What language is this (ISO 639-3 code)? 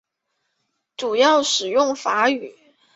zho